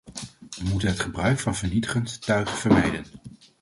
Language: Dutch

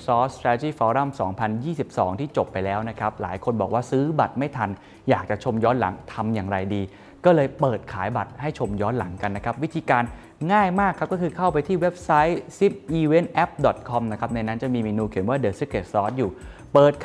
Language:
Thai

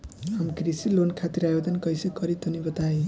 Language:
Bhojpuri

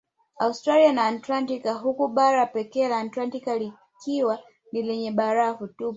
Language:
Swahili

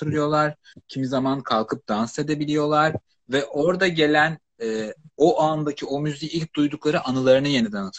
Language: Turkish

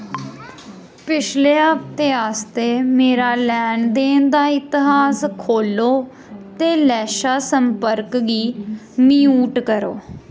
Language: Dogri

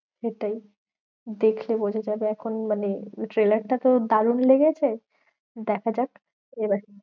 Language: Bangla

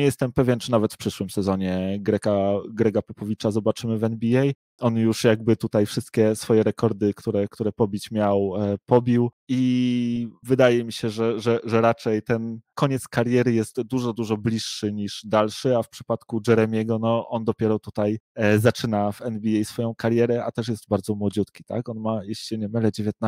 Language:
Polish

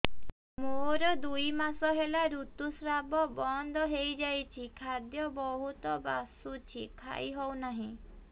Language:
Odia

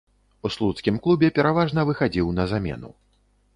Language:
Belarusian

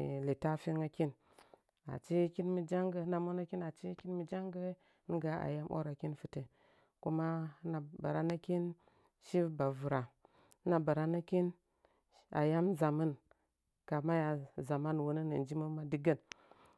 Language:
Nzanyi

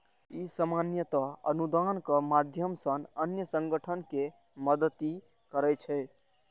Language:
Maithili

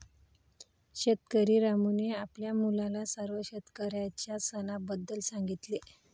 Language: Marathi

